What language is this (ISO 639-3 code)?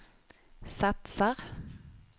swe